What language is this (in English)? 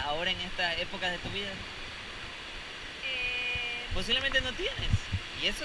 Spanish